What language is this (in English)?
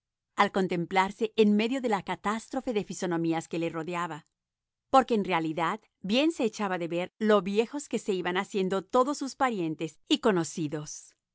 Spanish